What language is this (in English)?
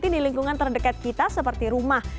Indonesian